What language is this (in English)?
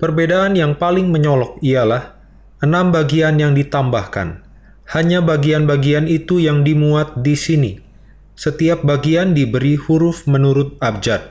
Indonesian